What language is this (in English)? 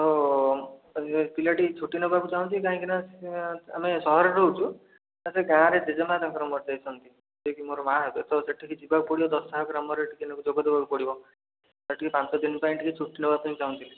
Odia